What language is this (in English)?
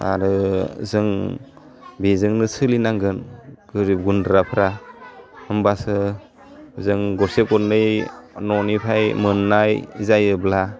Bodo